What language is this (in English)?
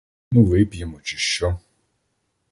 Ukrainian